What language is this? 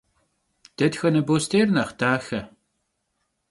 Kabardian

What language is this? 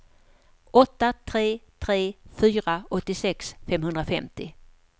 Swedish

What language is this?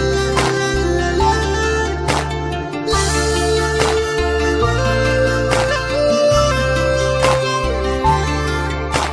Turkish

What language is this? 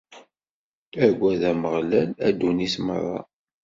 Kabyle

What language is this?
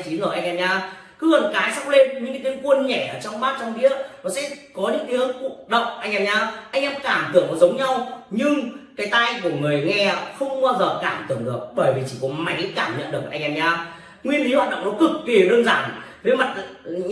Vietnamese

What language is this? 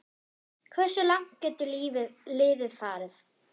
Icelandic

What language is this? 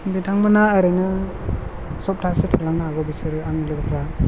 Bodo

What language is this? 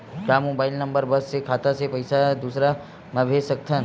Chhattisgarhi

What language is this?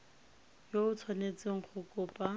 Tswana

